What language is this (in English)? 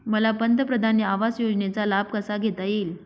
Marathi